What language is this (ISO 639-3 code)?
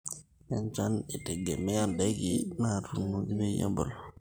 mas